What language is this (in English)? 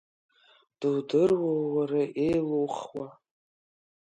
Abkhazian